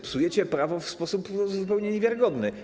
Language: Polish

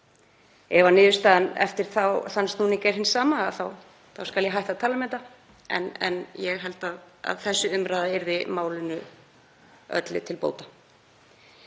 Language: Icelandic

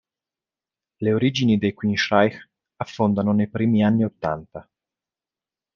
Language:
Italian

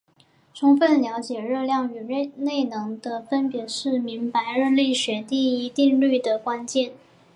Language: Chinese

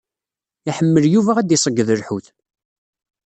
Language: Kabyle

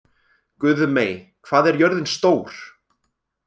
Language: Icelandic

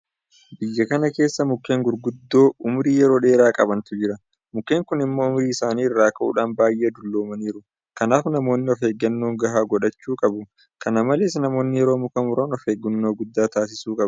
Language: Oromo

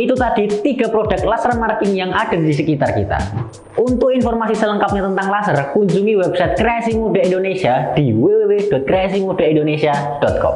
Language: Indonesian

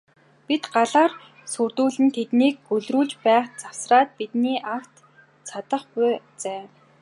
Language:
Mongolian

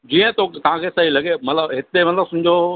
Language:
Sindhi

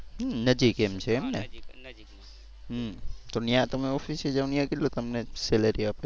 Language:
Gujarati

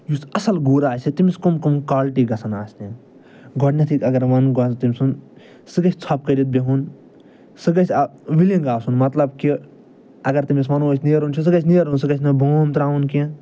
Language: Kashmiri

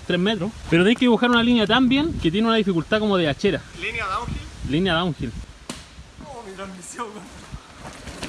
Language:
Spanish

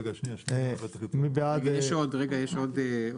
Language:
Hebrew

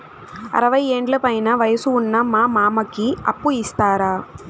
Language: Telugu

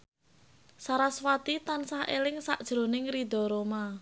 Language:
Javanese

